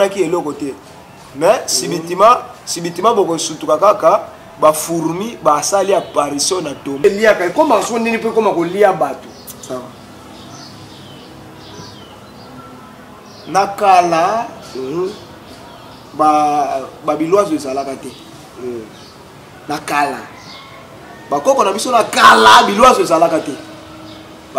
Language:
French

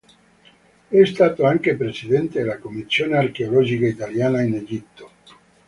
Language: Italian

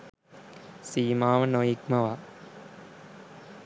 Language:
Sinhala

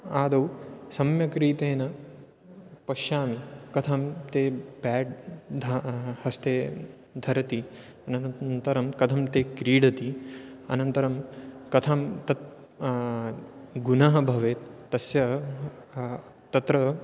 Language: Sanskrit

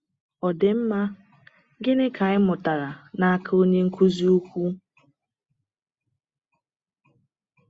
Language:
Igbo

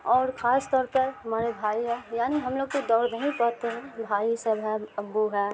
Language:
Urdu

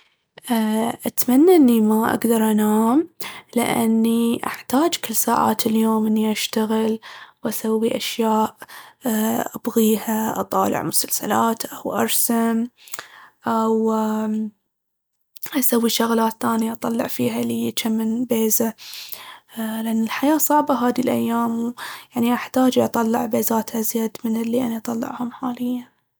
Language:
Baharna Arabic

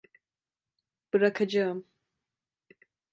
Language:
Turkish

